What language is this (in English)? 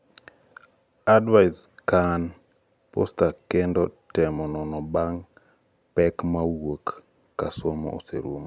Luo (Kenya and Tanzania)